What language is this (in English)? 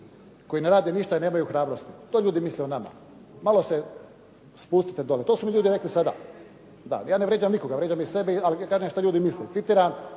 Croatian